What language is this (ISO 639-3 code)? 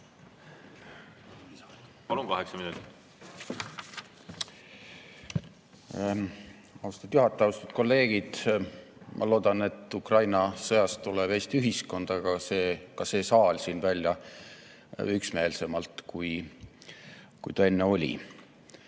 est